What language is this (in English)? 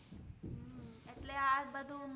Gujarati